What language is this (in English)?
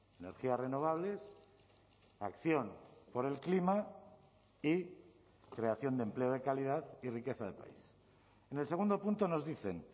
Spanish